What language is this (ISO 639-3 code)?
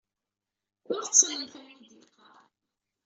kab